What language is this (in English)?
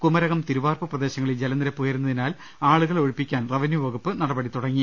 Malayalam